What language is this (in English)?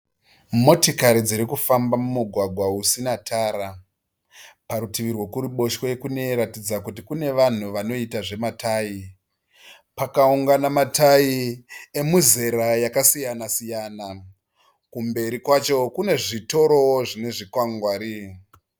Shona